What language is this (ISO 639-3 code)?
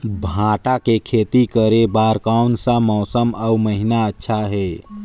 hne